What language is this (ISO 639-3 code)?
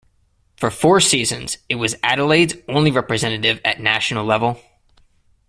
eng